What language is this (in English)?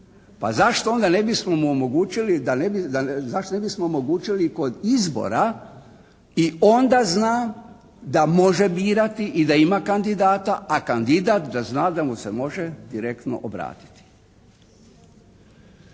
Croatian